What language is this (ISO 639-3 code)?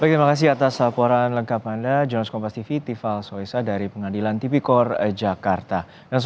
ind